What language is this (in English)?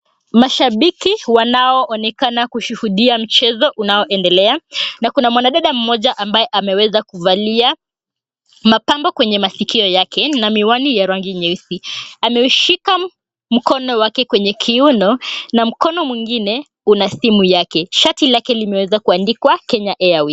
Swahili